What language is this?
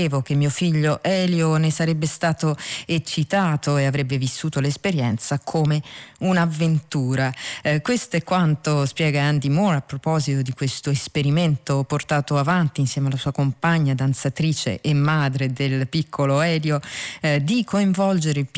Italian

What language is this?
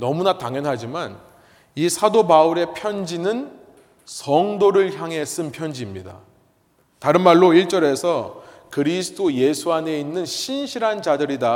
Korean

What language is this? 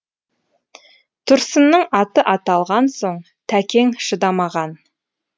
Kazakh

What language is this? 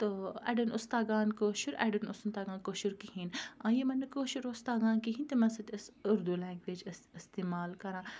Kashmiri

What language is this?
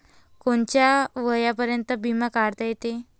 Marathi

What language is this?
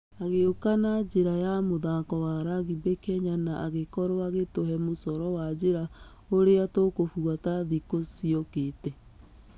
Kikuyu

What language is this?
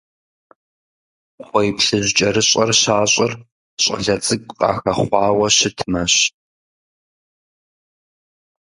Kabardian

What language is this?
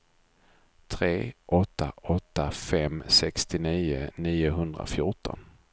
Swedish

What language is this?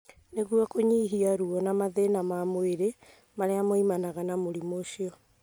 Kikuyu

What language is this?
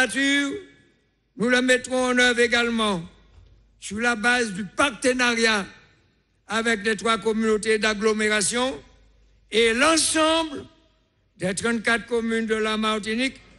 French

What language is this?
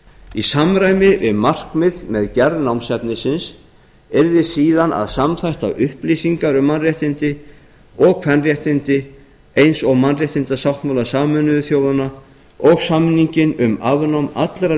Icelandic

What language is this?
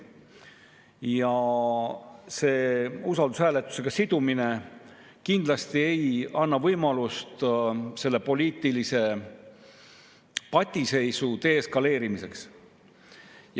Estonian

